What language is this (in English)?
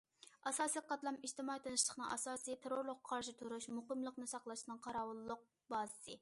Uyghur